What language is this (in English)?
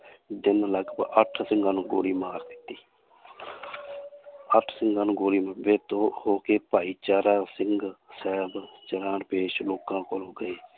Punjabi